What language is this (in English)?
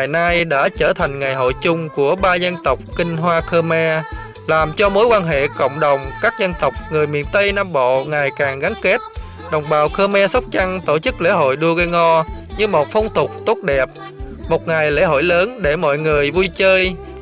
Vietnamese